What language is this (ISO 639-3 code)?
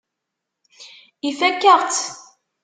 kab